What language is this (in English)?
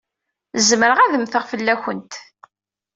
Kabyle